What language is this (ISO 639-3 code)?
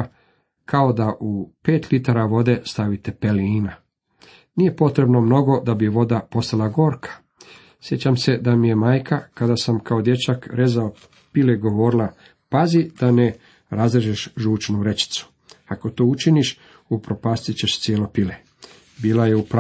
hrv